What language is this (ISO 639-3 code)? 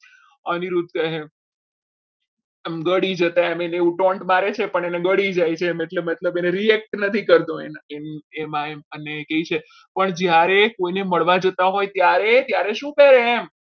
guj